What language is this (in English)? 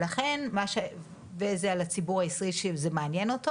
Hebrew